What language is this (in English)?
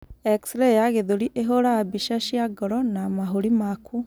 Kikuyu